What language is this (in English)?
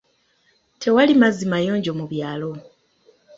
Ganda